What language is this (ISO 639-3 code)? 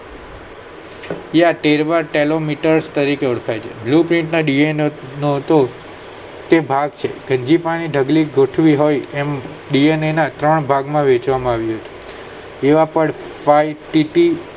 guj